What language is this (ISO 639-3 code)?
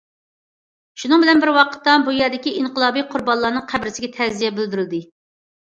uig